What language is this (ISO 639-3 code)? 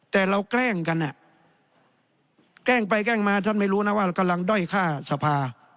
tha